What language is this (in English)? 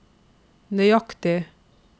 Norwegian